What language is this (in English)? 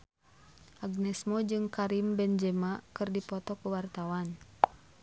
Sundanese